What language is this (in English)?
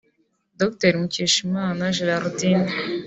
Kinyarwanda